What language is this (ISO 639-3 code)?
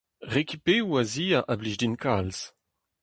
bre